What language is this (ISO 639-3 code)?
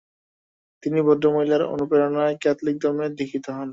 ben